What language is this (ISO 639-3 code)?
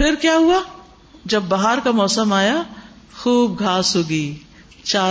urd